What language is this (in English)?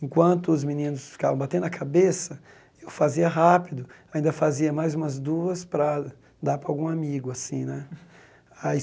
Portuguese